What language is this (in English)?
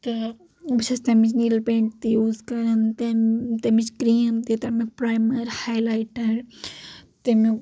Kashmiri